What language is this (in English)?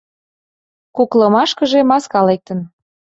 Mari